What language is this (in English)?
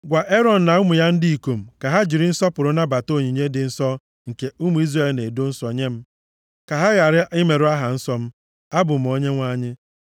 Igbo